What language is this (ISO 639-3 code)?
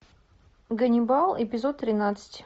rus